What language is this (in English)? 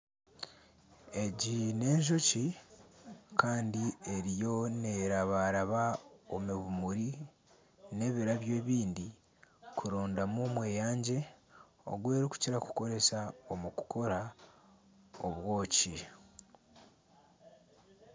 Nyankole